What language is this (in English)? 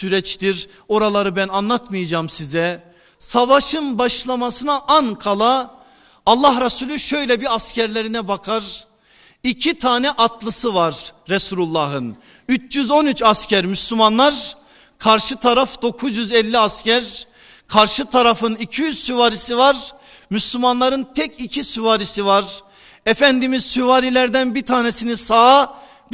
Turkish